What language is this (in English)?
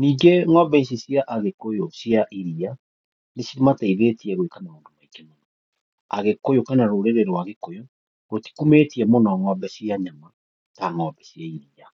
Kikuyu